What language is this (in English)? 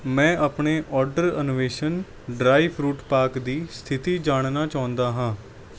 Punjabi